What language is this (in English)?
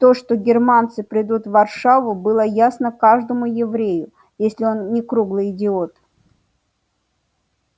Russian